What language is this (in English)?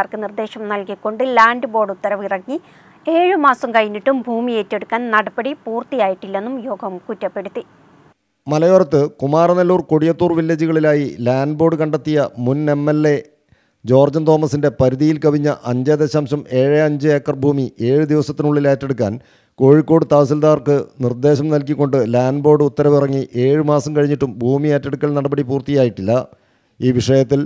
Malayalam